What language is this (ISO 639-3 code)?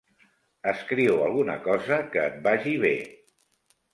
cat